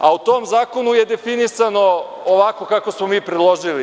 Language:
Serbian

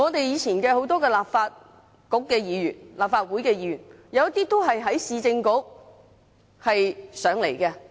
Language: Cantonese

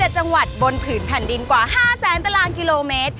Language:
Thai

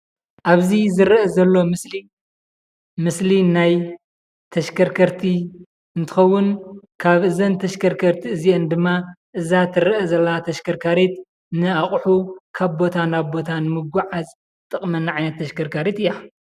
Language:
Tigrinya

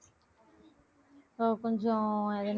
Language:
Tamil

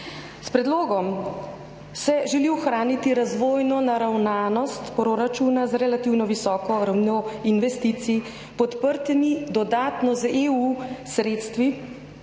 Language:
Slovenian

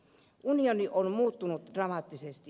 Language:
Finnish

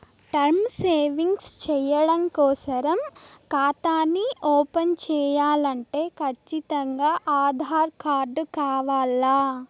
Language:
Telugu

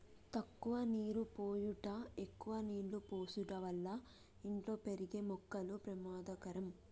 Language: Telugu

